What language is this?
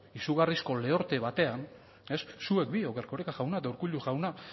Basque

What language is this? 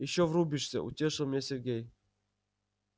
Russian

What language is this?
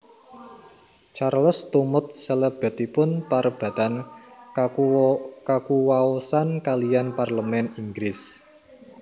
Javanese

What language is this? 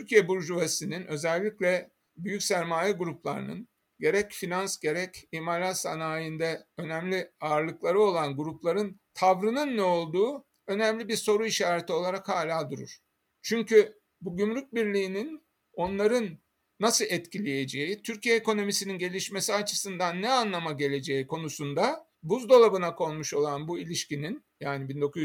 Turkish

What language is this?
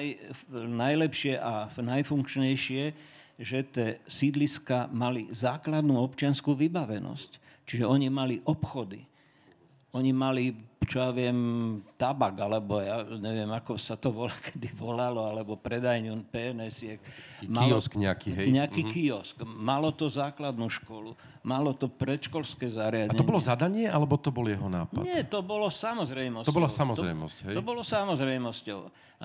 Slovak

